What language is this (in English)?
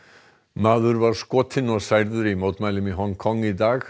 Icelandic